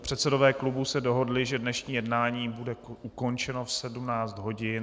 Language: Czech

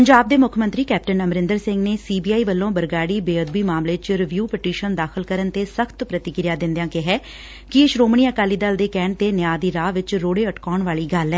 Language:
Punjabi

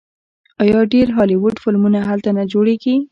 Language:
Pashto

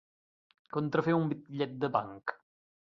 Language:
Catalan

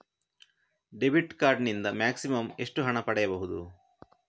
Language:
Kannada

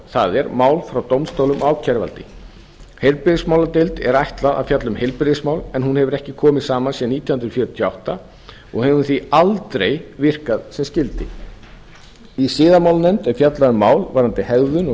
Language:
Icelandic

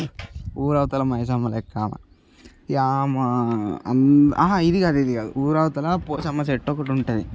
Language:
Telugu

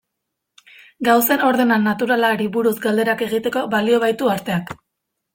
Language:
Basque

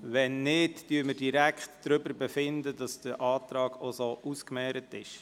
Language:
Swiss German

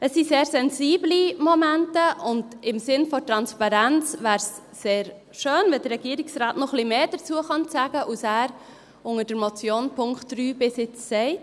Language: Swiss German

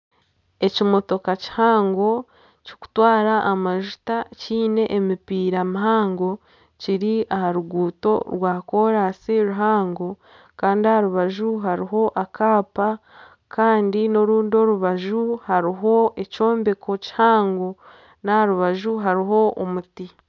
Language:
Nyankole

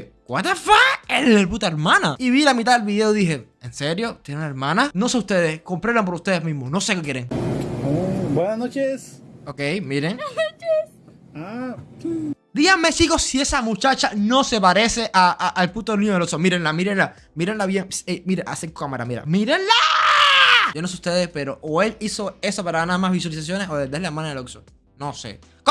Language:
Spanish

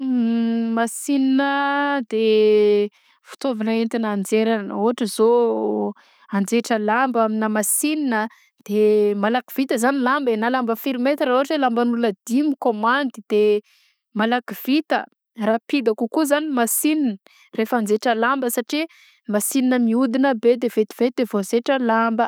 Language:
Southern Betsimisaraka Malagasy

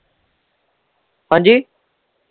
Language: Punjabi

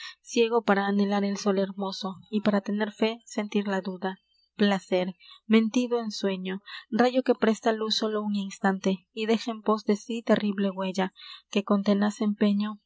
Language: Spanish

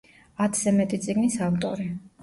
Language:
Georgian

